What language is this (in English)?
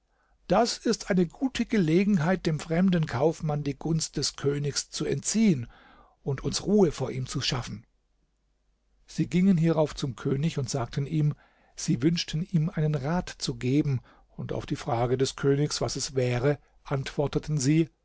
German